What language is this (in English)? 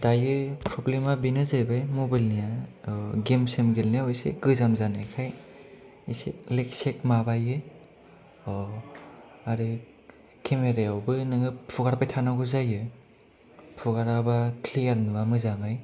Bodo